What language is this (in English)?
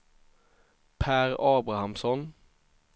Swedish